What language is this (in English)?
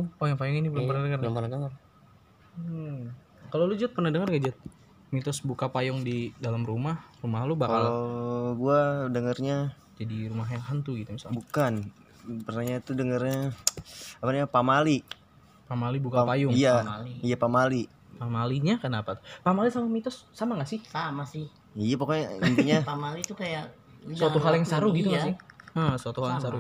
Indonesian